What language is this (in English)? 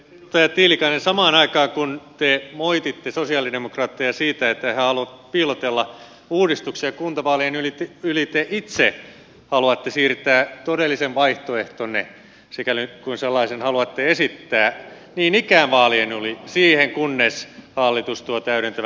Finnish